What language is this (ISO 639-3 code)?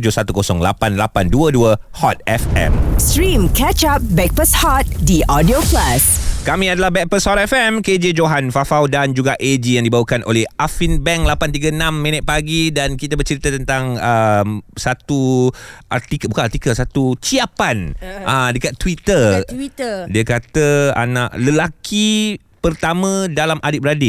msa